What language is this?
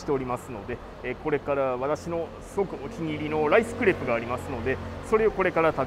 Japanese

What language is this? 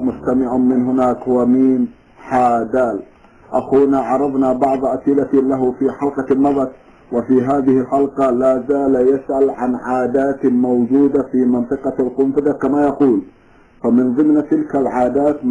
Arabic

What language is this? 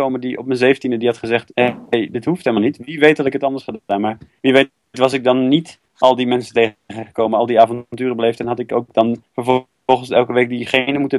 Dutch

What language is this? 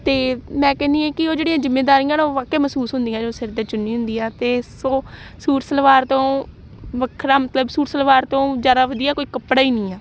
Punjabi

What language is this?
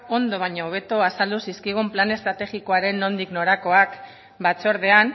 Basque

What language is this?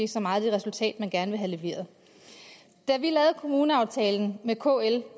Danish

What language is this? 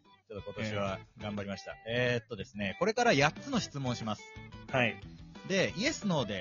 Japanese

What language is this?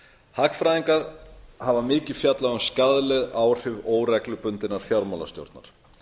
Icelandic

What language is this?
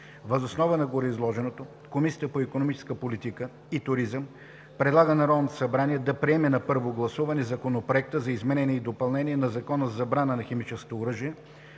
Bulgarian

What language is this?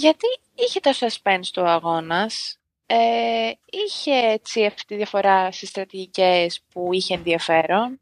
Greek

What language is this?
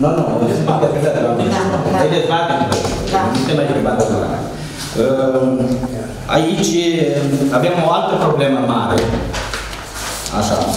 Romanian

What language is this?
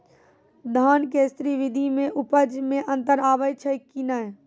Maithili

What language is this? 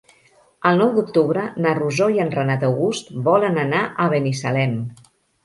Catalan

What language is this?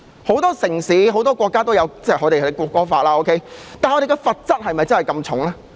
Cantonese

